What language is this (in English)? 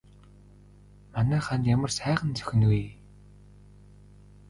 Mongolian